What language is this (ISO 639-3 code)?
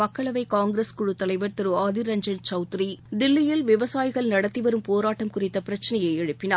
tam